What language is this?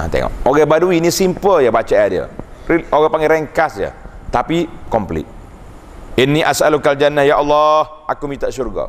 Malay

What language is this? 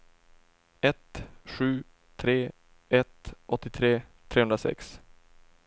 Swedish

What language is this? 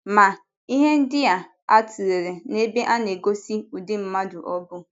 Igbo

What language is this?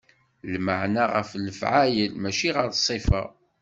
Kabyle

